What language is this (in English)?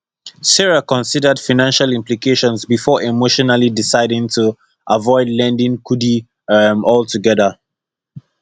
Nigerian Pidgin